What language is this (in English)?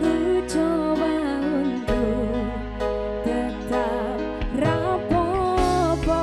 Indonesian